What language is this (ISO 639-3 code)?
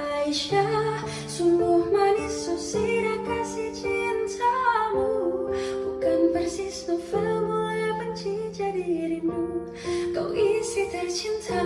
ind